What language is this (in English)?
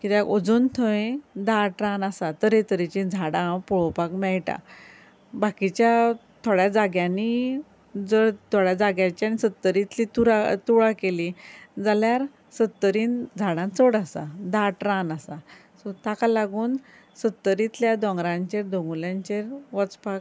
Konkani